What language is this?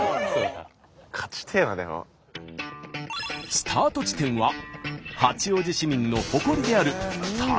Japanese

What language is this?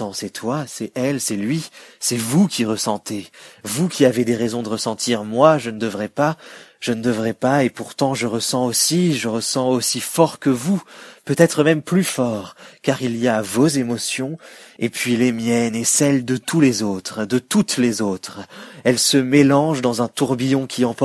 French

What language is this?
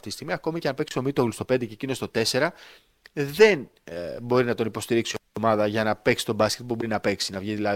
Greek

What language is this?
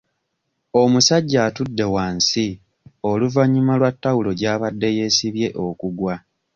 Ganda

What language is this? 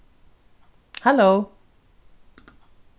Faroese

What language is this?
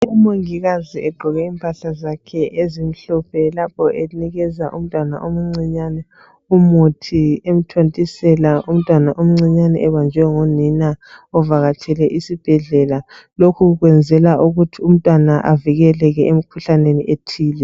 North Ndebele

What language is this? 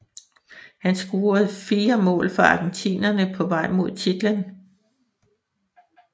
Danish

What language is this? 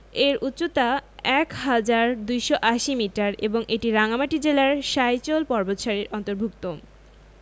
Bangla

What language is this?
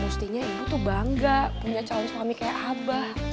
Indonesian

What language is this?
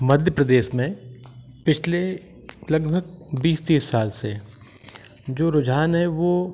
Hindi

